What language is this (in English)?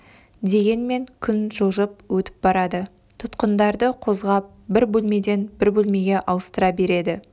Kazakh